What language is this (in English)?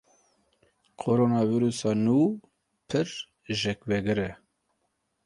Kurdish